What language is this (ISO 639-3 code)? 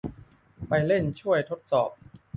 tha